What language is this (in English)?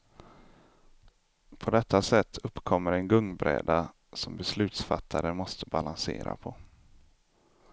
Swedish